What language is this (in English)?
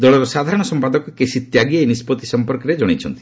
Odia